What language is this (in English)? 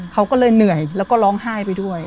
Thai